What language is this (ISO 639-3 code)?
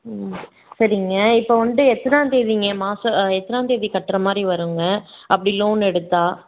tam